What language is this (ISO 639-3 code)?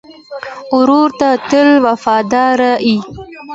pus